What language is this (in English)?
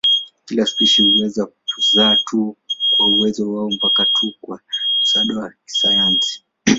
Swahili